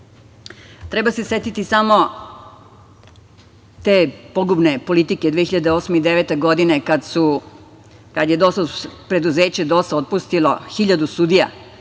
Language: Serbian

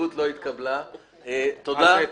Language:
Hebrew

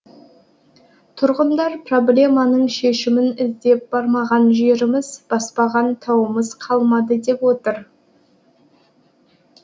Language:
Kazakh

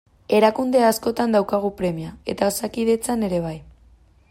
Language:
Basque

